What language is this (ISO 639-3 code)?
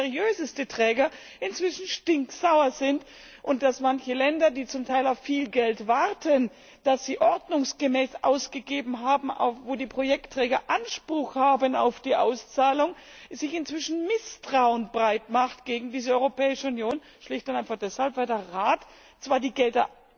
deu